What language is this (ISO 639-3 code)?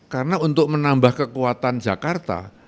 ind